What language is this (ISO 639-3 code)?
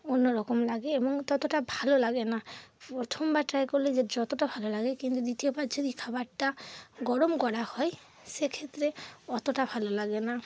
ben